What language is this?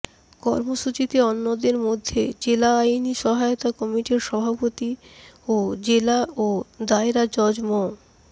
Bangla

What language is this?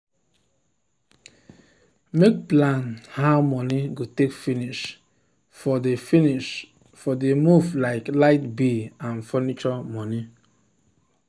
Nigerian Pidgin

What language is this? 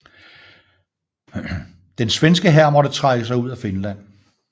Danish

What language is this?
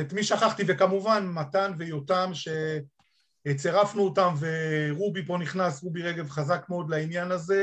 Hebrew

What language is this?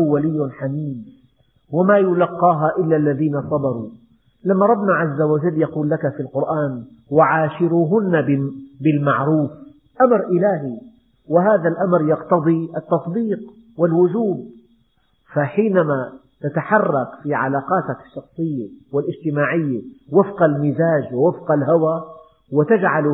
Arabic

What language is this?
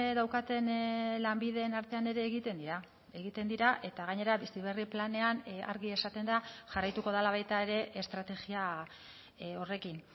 Basque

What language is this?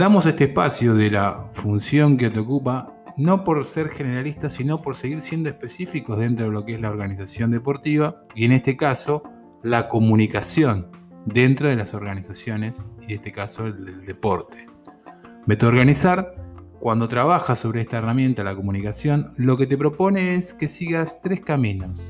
Spanish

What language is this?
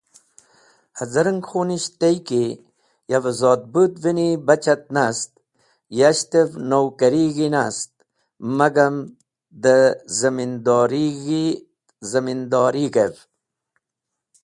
Wakhi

